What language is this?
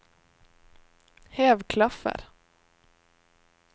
Norwegian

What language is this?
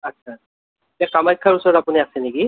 Assamese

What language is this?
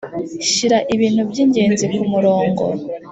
Kinyarwanda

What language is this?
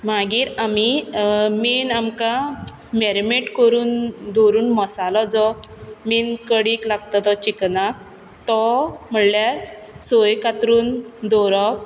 Konkani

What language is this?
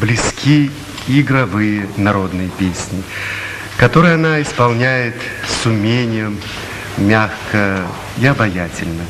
Russian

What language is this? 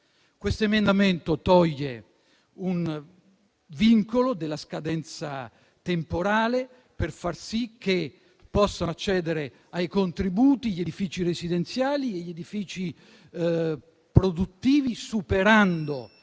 Italian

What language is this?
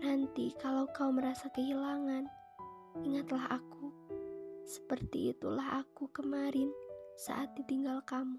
Indonesian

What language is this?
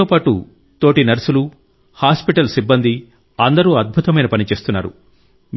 Telugu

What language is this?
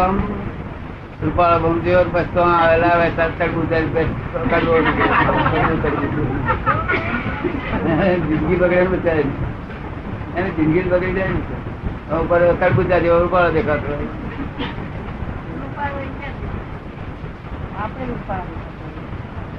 Gujarati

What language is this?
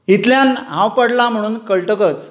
Konkani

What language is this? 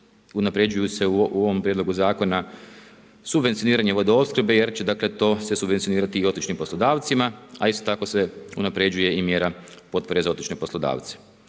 Croatian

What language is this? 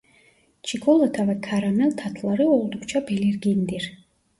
Turkish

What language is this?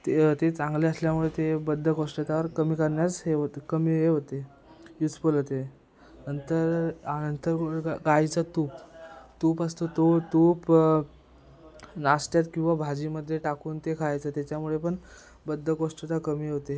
Marathi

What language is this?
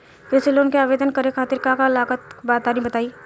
Bhojpuri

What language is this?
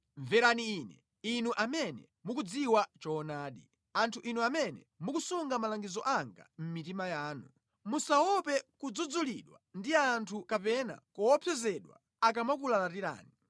Nyanja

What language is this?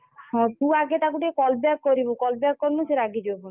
Odia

